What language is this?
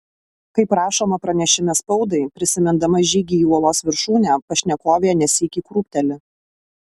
Lithuanian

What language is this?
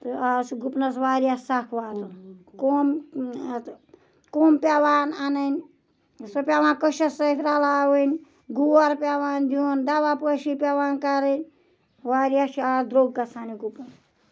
Kashmiri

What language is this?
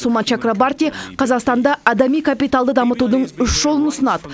Kazakh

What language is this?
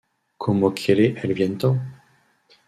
French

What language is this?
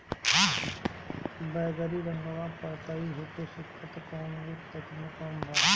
Bhojpuri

